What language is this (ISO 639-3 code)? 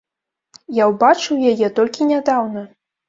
bel